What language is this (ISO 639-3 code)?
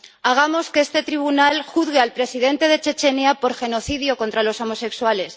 spa